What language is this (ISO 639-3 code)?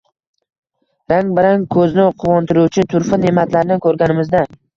uzb